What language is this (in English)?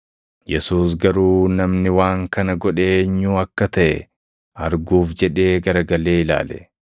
Oromo